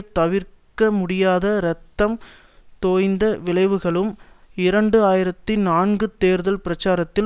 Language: Tamil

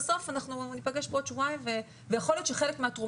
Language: Hebrew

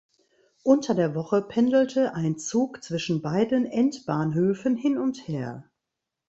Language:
German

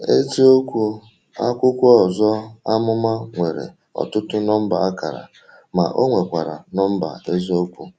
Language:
Igbo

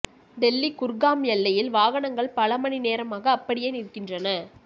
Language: Tamil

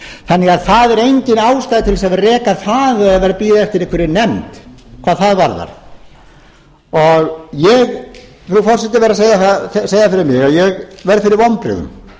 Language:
Icelandic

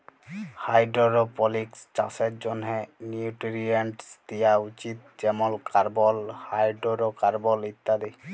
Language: Bangla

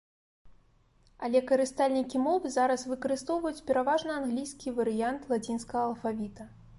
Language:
Belarusian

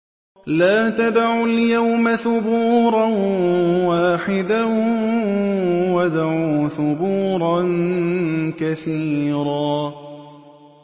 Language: Arabic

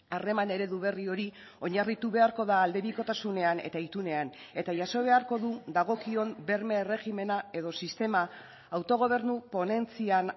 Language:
Basque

